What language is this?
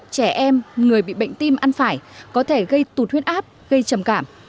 Vietnamese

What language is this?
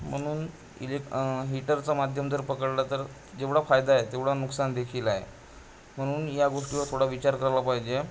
Marathi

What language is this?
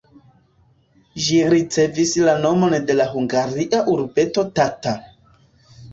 Esperanto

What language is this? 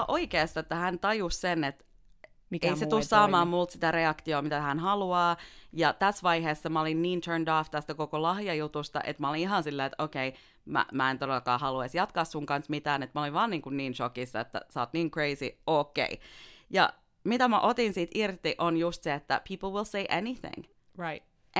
Finnish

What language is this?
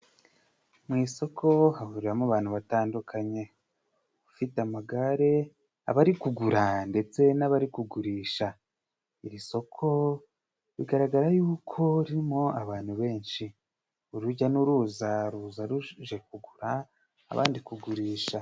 Kinyarwanda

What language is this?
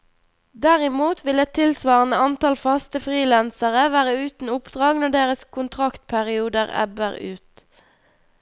Norwegian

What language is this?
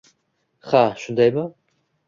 Uzbek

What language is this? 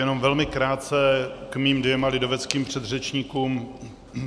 Czech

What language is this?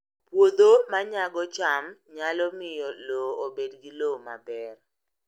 Luo (Kenya and Tanzania)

